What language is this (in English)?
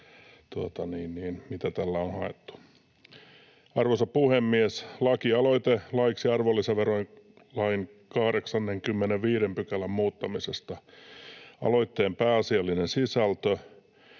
Finnish